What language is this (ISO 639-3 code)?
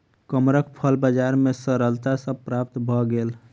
mai